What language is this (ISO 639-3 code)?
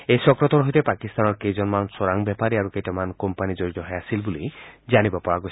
asm